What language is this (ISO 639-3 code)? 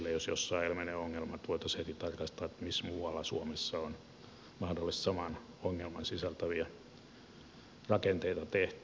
fin